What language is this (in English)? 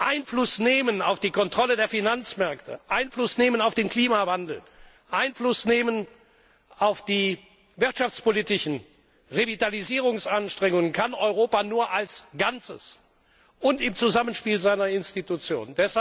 German